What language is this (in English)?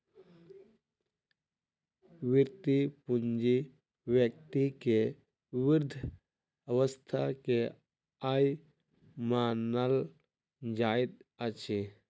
Maithili